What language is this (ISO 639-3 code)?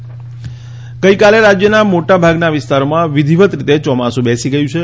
guj